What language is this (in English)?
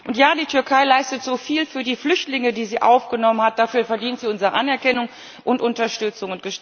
German